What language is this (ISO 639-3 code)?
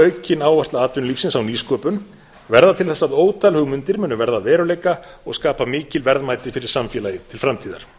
isl